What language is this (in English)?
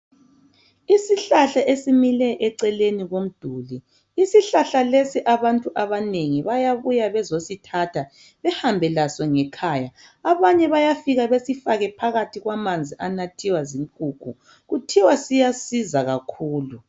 North Ndebele